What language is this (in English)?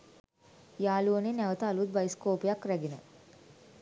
Sinhala